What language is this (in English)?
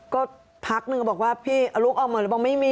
Thai